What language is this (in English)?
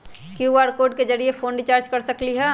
Magahi